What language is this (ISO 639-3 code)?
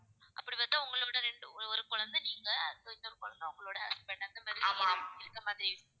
tam